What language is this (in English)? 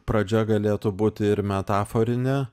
Lithuanian